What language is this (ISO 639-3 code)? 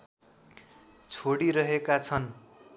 nep